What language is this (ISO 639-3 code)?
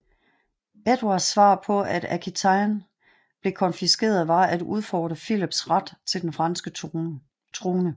dan